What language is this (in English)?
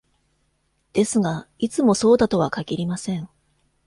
Japanese